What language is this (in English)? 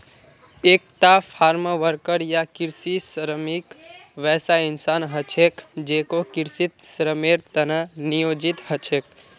Magahi